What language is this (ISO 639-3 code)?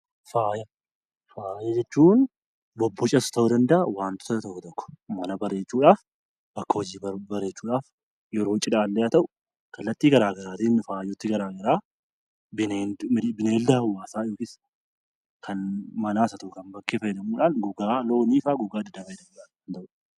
orm